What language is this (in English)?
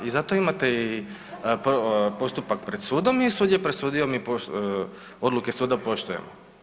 Croatian